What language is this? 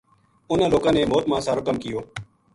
Gujari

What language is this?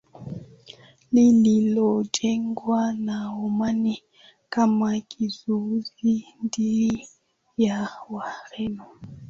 Swahili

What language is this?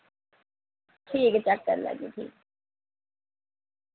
Dogri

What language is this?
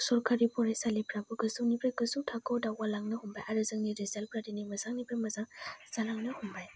Bodo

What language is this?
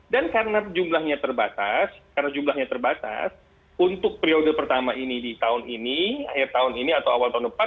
Indonesian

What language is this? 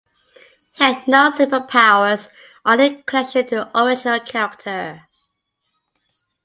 English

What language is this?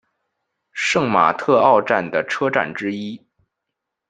Chinese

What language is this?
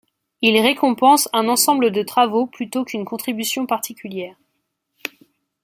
French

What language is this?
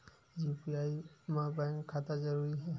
Chhattisgarhi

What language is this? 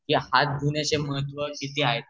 Marathi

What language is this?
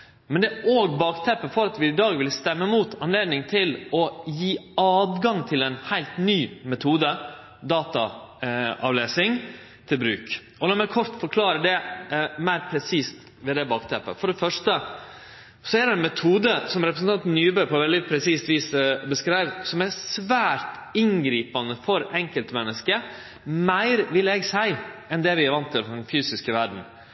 Norwegian Nynorsk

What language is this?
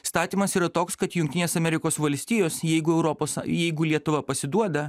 Lithuanian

